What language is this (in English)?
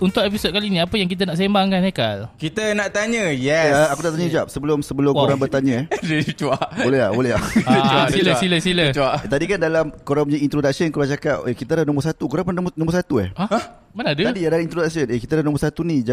Malay